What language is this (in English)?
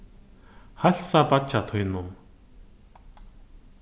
Faroese